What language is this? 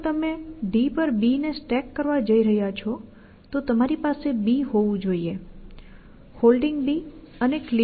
Gujarati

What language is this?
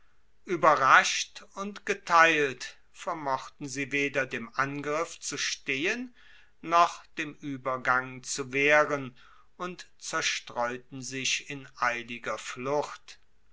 German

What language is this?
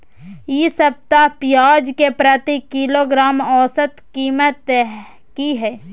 Maithili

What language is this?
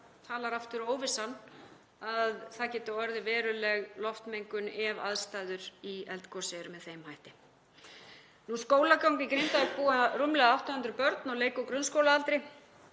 Icelandic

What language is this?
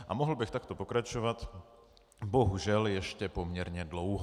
Czech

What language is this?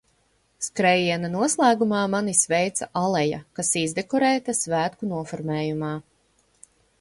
Latvian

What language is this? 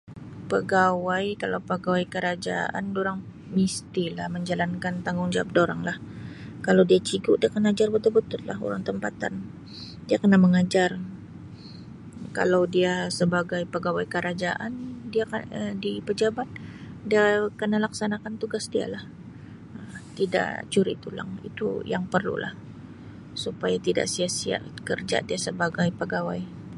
Sabah Malay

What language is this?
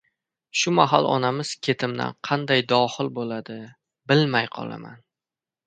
Uzbek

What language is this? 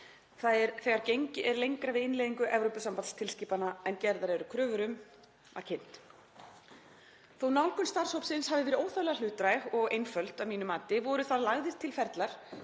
Icelandic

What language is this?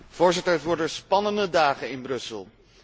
Dutch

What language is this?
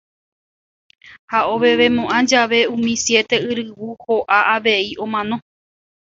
Guarani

